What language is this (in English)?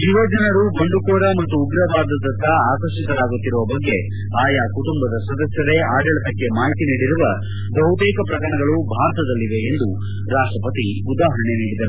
Kannada